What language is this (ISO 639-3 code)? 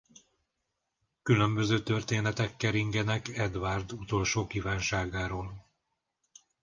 hun